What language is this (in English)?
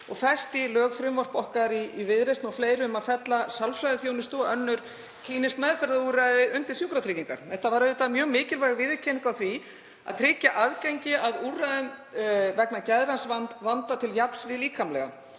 Icelandic